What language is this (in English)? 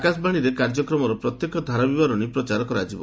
Odia